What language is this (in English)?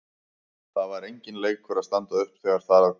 Icelandic